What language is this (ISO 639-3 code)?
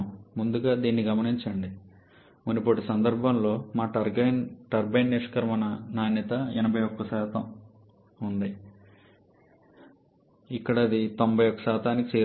tel